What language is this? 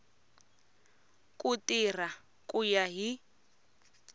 Tsonga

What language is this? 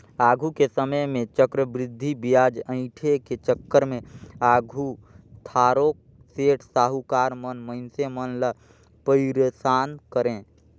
Chhattisgarhi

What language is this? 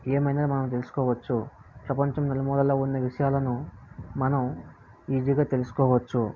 Telugu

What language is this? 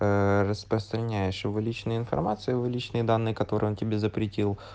Russian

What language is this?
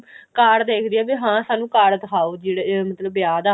Punjabi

